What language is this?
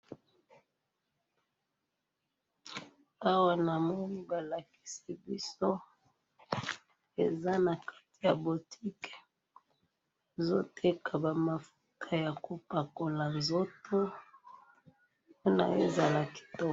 Lingala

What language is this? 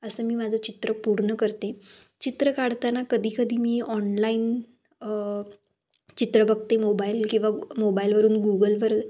Marathi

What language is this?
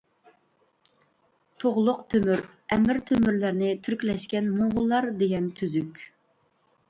Uyghur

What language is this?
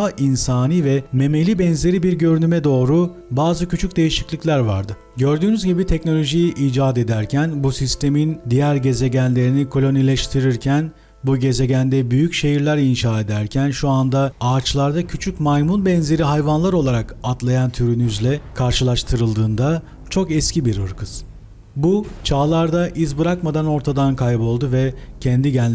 Turkish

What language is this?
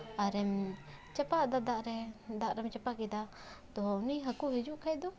Santali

